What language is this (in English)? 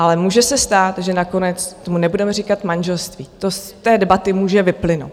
Czech